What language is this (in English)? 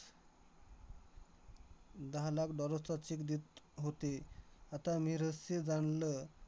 Marathi